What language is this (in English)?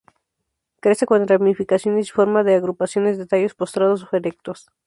Spanish